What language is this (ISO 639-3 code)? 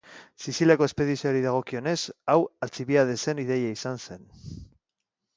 eus